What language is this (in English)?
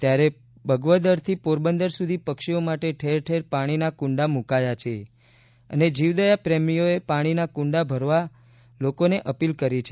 Gujarati